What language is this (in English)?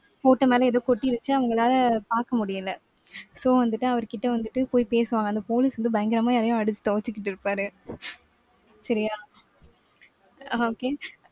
Tamil